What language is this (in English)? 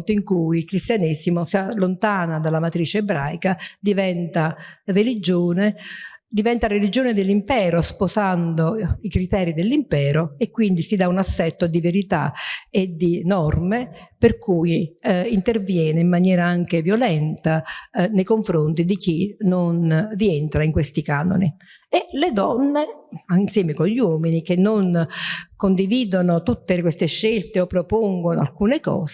Italian